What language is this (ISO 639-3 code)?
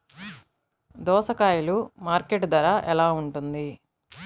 tel